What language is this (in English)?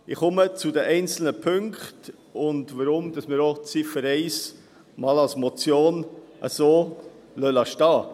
Swiss German